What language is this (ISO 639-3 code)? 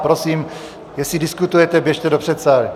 ces